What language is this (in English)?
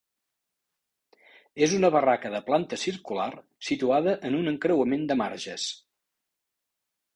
Catalan